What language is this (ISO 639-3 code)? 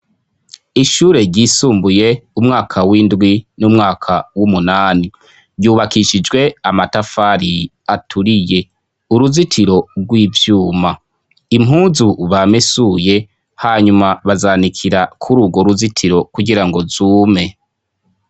run